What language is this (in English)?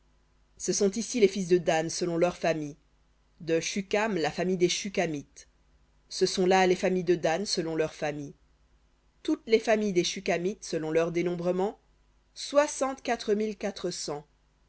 French